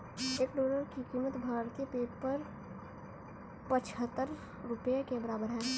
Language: Hindi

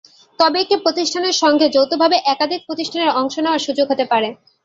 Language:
Bangla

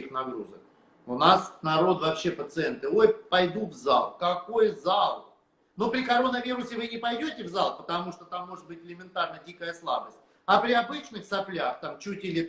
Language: Russian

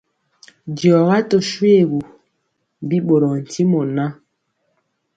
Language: Mpiemo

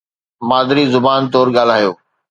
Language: Sindhi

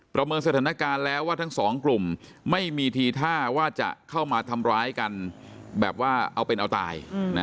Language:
Thai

